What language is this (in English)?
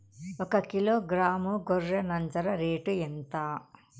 Telugu